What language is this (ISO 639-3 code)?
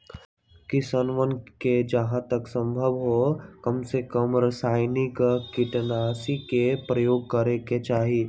mag